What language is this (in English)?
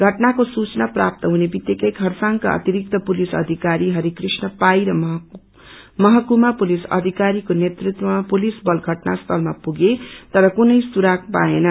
Nepali